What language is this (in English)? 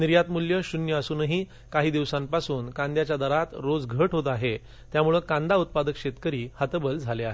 Marathi